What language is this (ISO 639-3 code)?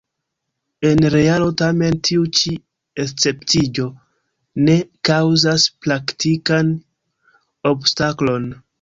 epo